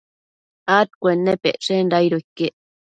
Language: Matsés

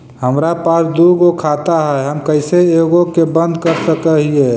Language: Magahi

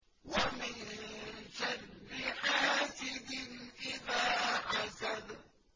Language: Arabic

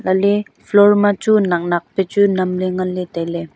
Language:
Wancho Naga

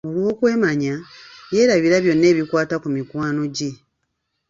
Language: Ganda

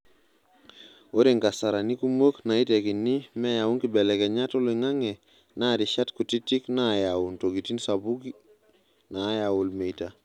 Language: Masai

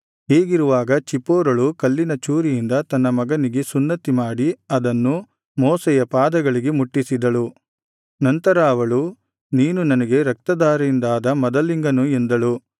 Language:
Kannada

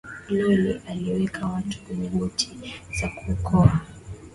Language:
Swahili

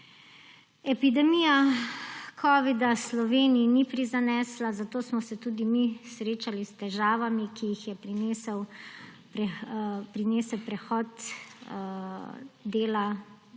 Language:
Slovenian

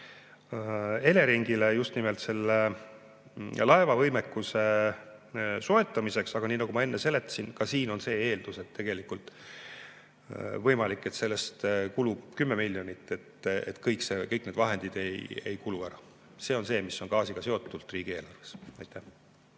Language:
Estonian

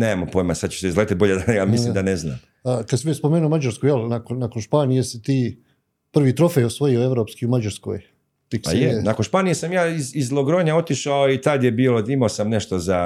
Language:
Croatian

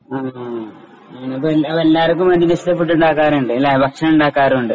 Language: Malayalam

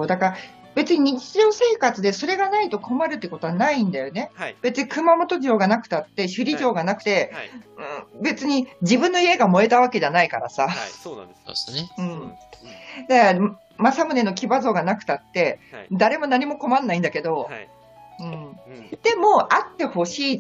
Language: Japanese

